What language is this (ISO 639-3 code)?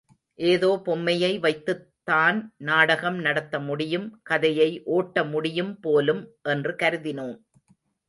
tam